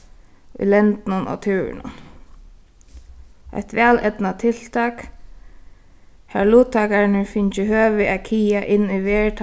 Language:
Faroese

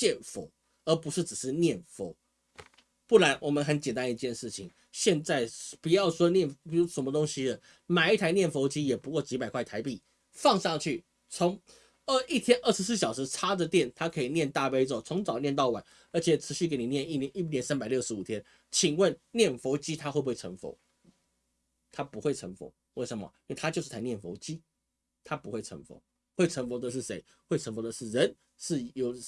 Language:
Chinese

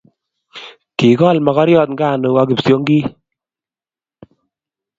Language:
Kalenjin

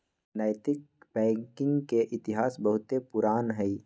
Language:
Magahi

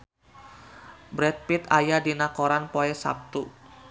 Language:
Sundanese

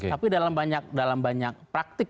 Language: Indonesian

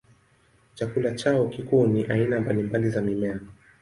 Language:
Swahili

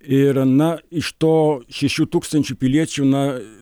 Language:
Lithuanian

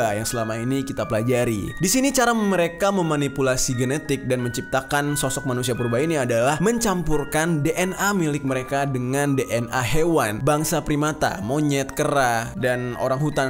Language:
Indonesian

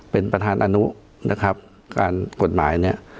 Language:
Thai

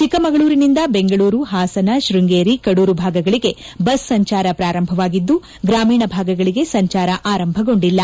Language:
Kannada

